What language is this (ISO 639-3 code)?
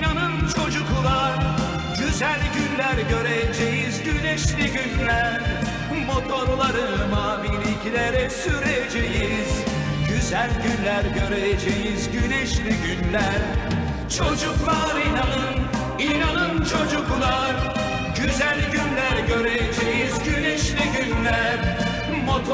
tur